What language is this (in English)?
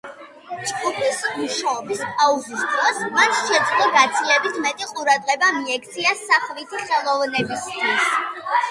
Georgian